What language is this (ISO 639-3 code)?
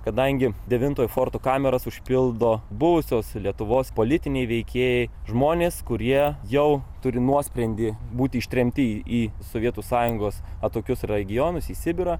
lit